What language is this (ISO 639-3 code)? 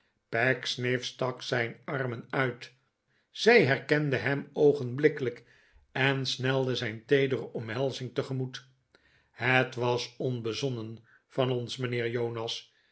nld